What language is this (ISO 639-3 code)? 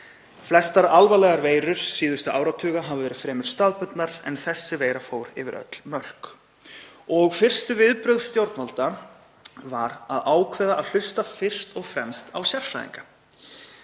isl